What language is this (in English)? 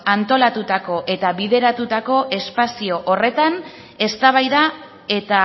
Basque